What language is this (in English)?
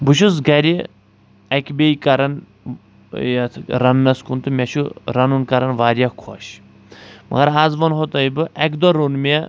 Kashmiri